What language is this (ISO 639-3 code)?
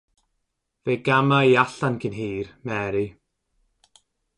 cym